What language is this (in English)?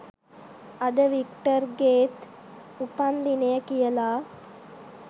Sinhala